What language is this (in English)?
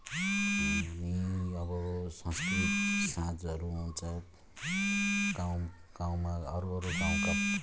Nepali